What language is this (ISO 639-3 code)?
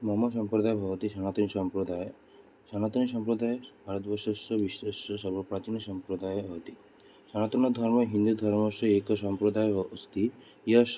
san